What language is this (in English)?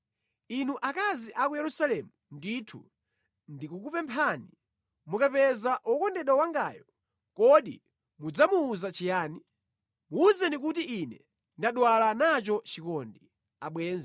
Nyanja